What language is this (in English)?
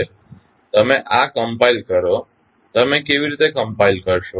Gujarati